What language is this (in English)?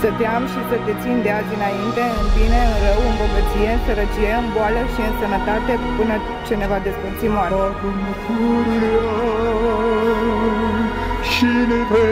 Romanian